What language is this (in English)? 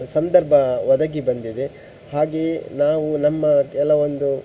Kannada